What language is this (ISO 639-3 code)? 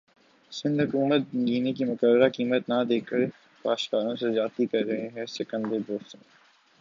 urd